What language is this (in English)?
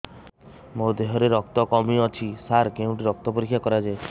Odia